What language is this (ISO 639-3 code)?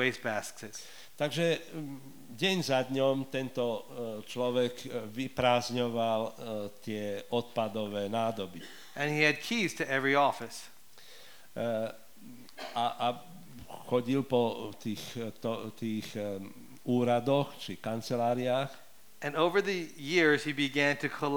slk